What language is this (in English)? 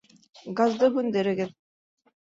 Bashkir